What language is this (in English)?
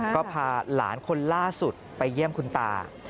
Thai